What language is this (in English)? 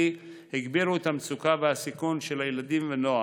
Hebrew